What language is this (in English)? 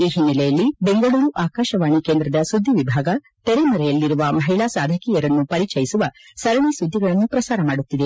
Kannada